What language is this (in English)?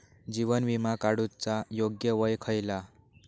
Marathi